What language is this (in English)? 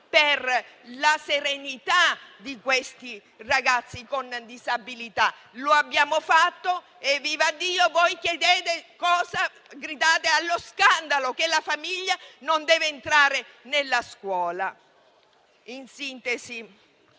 Italian